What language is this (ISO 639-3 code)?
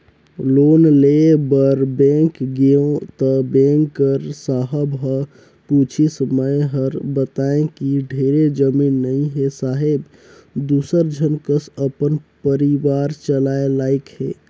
hne